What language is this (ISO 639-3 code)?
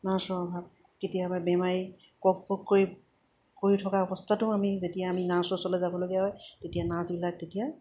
asm